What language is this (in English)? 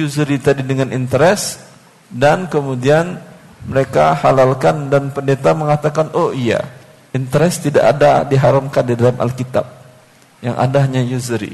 Indonesian